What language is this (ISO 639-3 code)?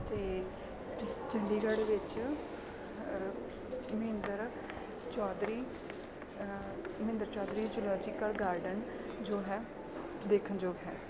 pan